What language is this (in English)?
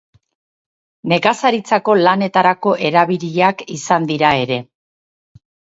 Basque